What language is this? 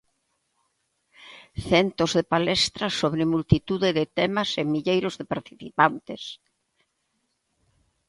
Galician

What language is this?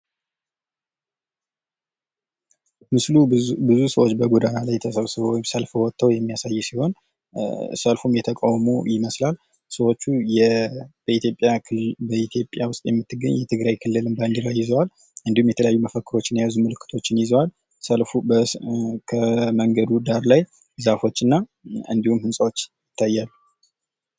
Amharic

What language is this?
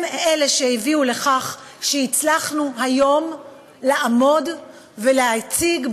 Hebrew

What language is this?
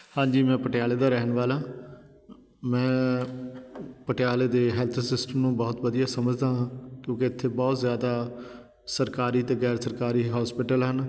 Punjabi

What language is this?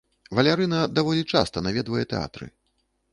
Belarusian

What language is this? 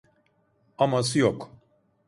Turkish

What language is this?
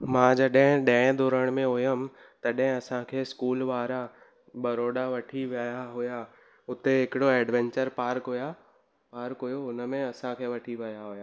Sindhi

